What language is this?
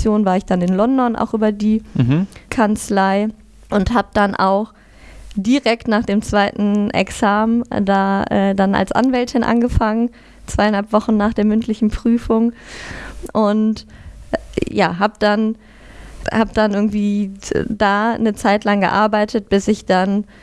German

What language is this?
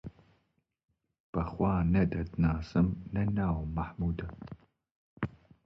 Central Kurdish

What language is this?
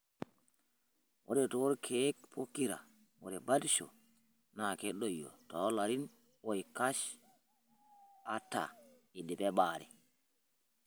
Masai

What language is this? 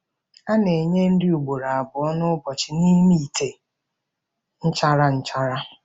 Igbo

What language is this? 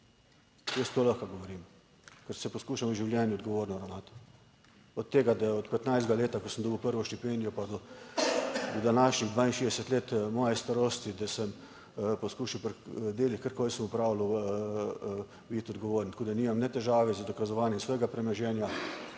Slovenian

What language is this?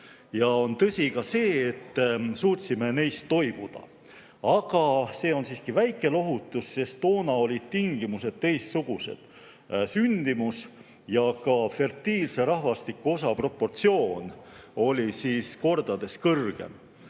Estonian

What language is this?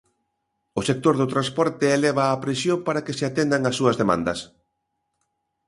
Galician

